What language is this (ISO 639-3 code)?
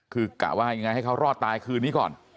tha